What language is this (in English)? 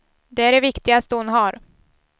Swedish